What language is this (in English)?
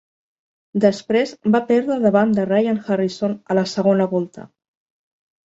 Catalan